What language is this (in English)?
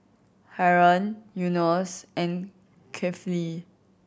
English